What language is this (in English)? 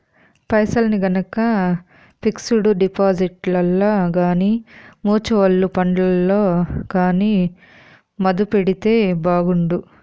Telugu